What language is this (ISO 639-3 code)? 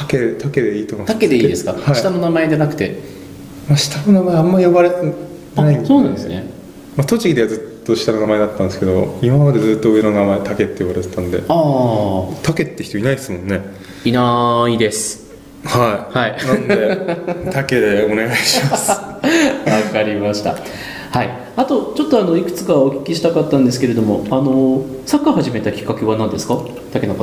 jpn